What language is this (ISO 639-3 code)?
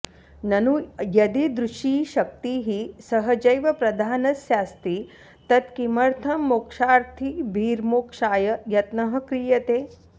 san